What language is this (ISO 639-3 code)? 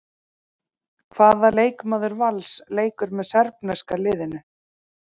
isl